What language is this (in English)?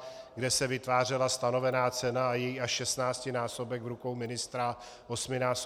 Czech